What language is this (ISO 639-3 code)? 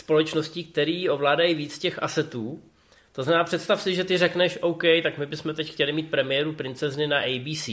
ces